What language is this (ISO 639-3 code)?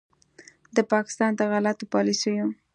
pus